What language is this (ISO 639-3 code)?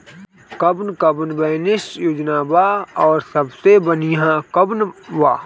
bho